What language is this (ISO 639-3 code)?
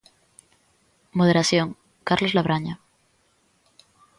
glg